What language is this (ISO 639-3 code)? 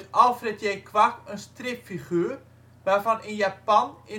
nld